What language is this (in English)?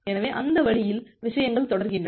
Tamil